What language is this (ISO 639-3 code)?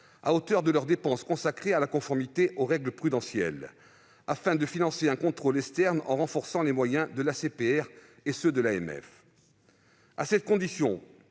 fra